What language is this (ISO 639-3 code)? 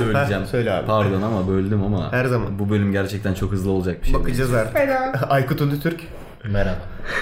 tur